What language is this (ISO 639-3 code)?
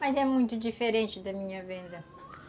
por